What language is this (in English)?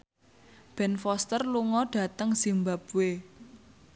Javanese